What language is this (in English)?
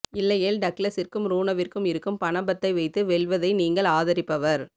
Tamil